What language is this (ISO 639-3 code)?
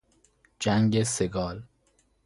fas